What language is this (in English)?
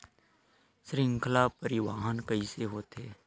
Chhattisgarhi